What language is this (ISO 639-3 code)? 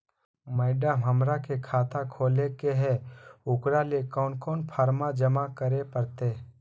mag